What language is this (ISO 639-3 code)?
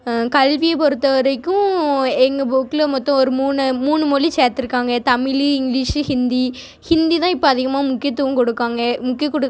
tam